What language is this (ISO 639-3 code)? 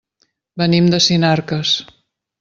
cat